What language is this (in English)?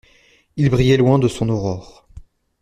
French